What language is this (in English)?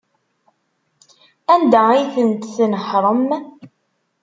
Kabyle